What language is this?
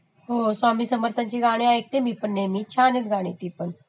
Marathi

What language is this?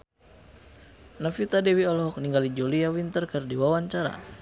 Sundanese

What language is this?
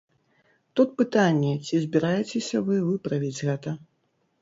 Belarusian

